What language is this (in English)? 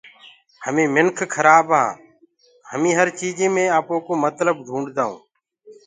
Gurgula